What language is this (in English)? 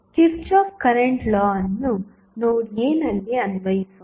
Kannada